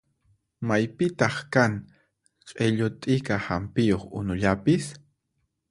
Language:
Puno Quechua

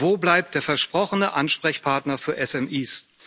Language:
German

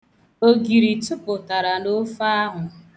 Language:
Igbo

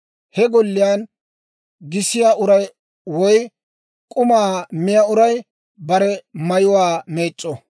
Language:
Dawro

